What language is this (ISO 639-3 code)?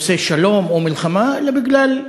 heb